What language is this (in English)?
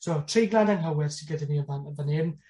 Welsh